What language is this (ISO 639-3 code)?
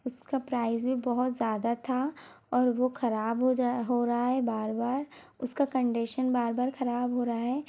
hin